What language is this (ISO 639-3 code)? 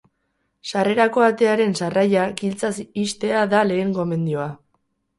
eus